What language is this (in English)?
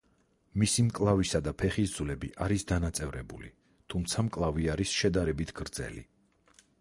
Georgian